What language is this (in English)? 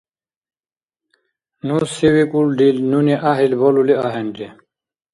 Dargwa